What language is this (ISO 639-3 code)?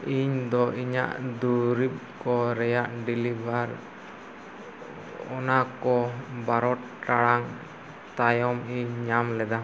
sat